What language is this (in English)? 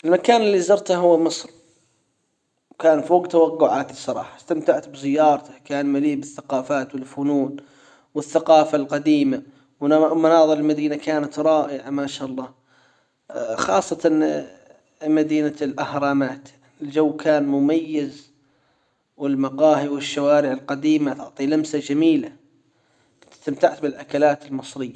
Hijazi Arabic